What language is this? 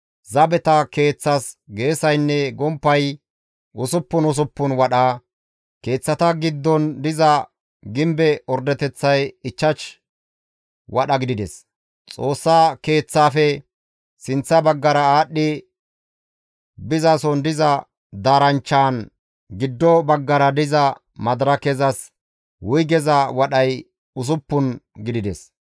Gamo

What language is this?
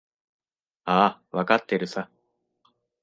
Japanese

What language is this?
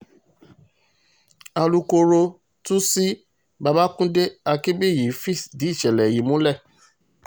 Yoruba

